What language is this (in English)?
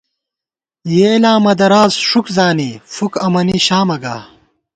Gawar-Bati